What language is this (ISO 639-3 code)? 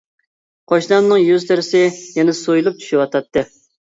uig